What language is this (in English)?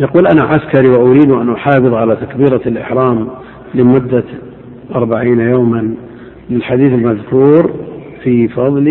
Arabic